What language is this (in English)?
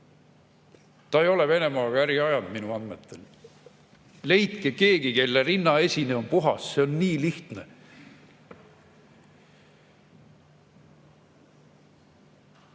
Estonian